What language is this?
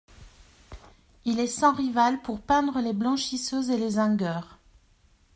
French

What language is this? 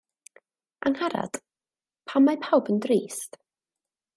Welsh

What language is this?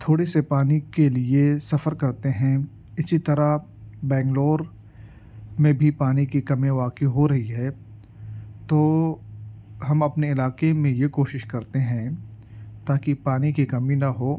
Urdu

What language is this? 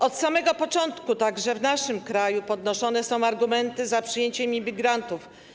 Polish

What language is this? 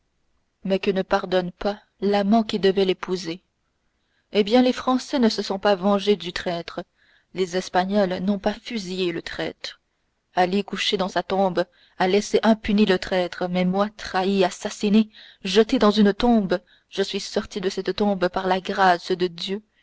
French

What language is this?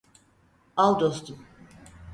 Turkish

